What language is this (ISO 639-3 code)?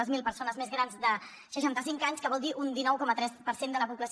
cat